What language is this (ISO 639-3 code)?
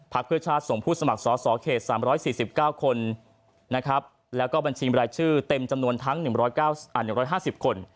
tha